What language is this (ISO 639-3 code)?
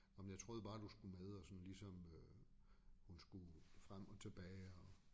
dan